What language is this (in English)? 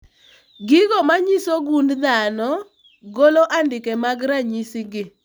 Luo (Kenya and Tanzania)